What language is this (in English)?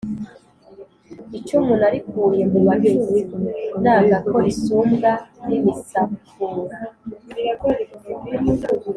Kinyarwanda